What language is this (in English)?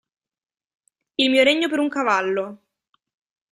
Italian